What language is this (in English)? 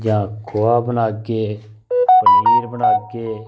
Dogri